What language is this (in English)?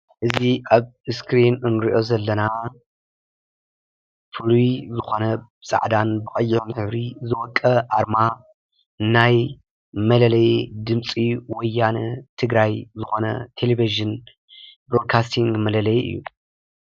Tigrinya